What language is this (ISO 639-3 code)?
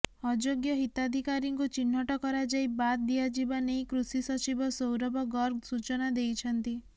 ori